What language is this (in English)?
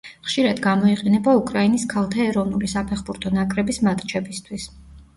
Georgian